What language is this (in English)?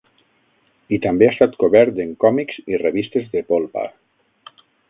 Catalan